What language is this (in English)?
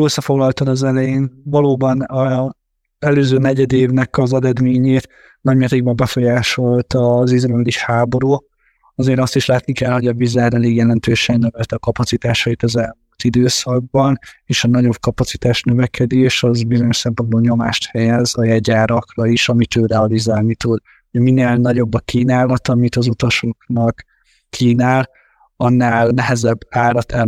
Hungarian